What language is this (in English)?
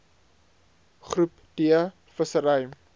Afrikaans